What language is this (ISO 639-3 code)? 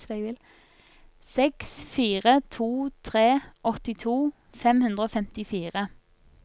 nor